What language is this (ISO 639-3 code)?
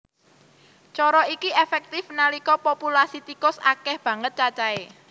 jav